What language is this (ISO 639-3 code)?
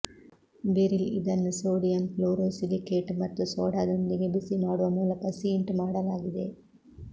kan